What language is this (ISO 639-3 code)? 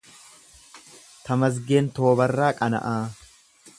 orm